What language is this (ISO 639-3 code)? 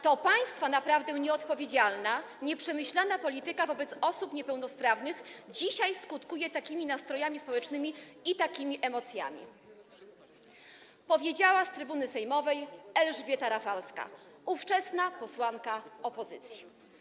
pol